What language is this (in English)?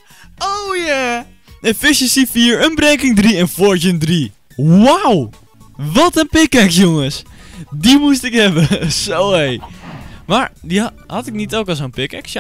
Dutch